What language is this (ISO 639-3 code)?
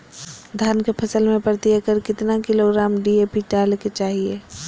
mag